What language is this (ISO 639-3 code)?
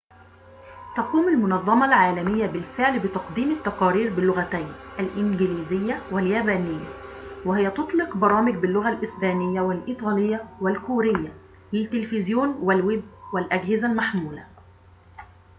ara